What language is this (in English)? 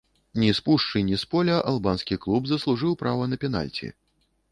Belarusian